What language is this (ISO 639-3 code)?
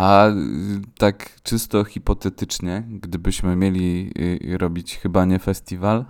pol